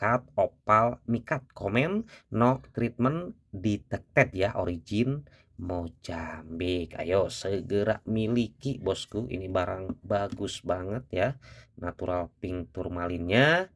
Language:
Indonesian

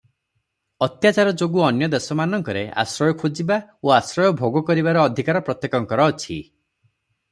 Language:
Odia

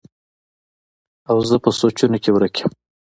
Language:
Pashto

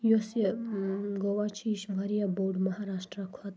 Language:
Kashmiri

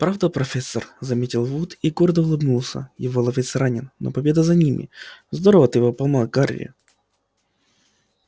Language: Russian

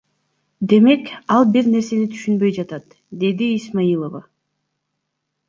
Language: Kyrgyz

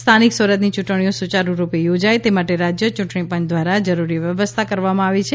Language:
Gujarati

